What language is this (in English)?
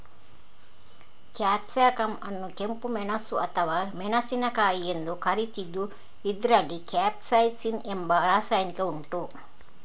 Kannada